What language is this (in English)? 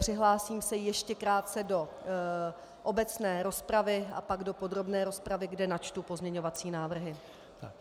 Czech